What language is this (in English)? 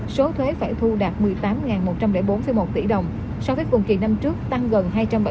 Vietnamese